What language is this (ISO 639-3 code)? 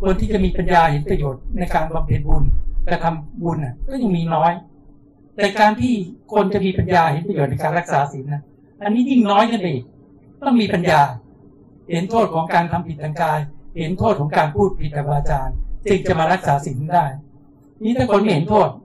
tha